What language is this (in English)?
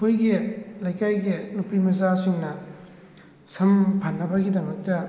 Manipuri